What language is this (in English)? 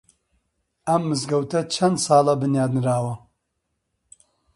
Central Kurdish